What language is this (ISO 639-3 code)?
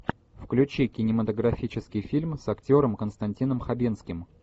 rus